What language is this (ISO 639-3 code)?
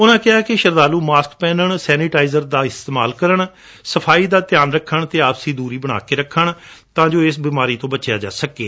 pan